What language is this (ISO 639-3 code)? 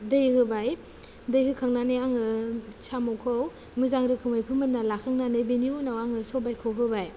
brx